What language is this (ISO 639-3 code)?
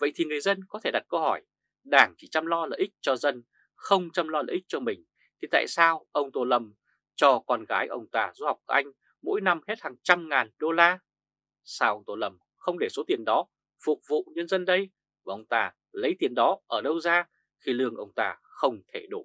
vie